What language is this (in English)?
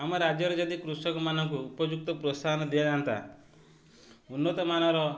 Odia